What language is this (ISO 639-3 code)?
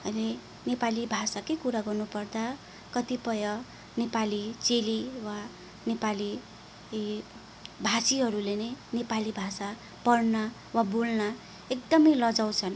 nep